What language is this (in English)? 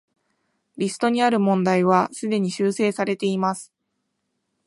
Japanese